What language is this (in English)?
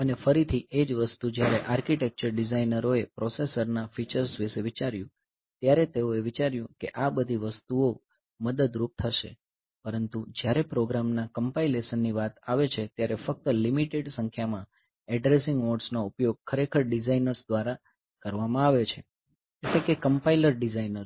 Gujarati